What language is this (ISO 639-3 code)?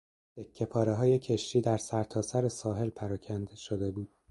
fas